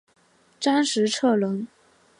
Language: Chinese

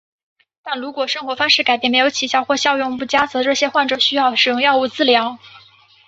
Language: Chinese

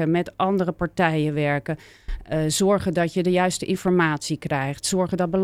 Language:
Dutch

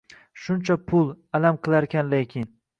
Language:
Uzbek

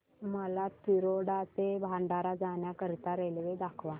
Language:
Marathi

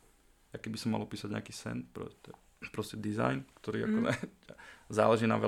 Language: Slovak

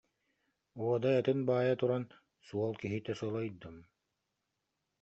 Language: Yakut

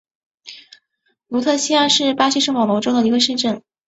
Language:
Chinese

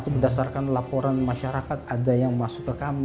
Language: Indonesian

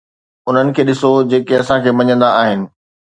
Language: Sindhi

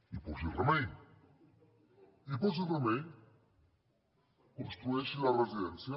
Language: Catalan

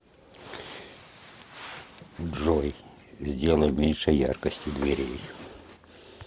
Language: Russian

